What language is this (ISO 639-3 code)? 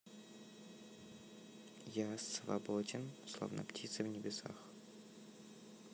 rus